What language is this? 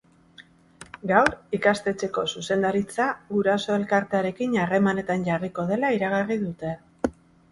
Basque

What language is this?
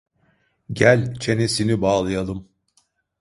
Turkish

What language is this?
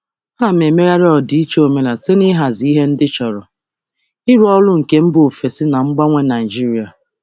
Igbo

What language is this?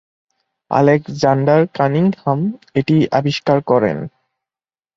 Bangla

